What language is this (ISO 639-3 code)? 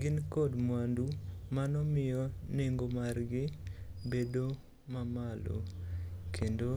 luo